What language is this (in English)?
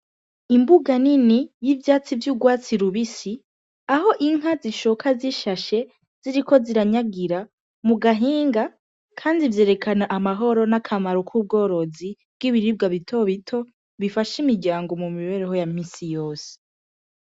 Rundi